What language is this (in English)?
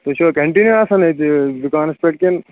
Kashmiri